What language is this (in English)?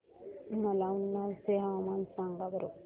Marathi